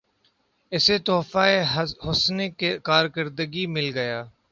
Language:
Urdu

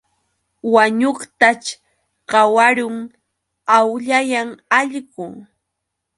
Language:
Yauyos Quechua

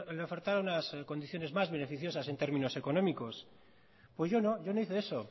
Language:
Spanish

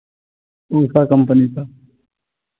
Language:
Hindi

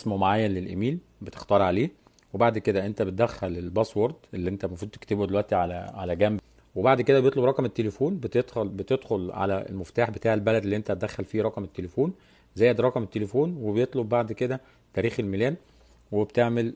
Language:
Arabic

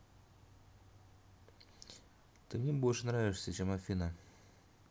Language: Russian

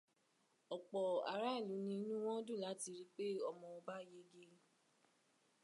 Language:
Yoruba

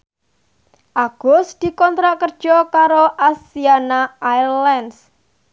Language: Javanese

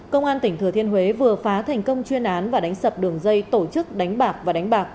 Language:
Vietnamese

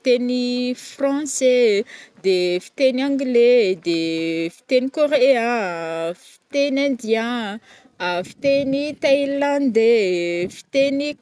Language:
Northern Betsimisaraka Malagasy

